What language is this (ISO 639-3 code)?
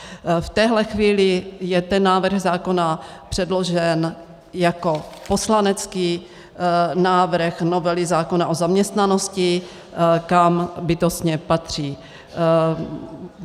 ces